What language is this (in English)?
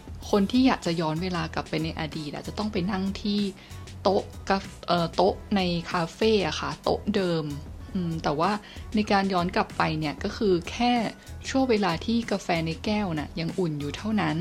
Thai